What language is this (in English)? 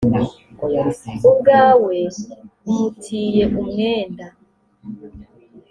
Kinyarwanda